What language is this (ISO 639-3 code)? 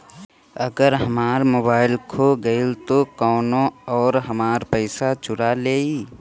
bho